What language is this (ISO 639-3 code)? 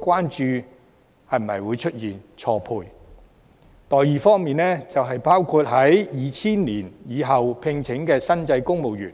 yue